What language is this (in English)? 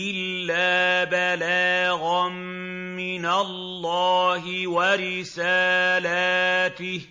Arabic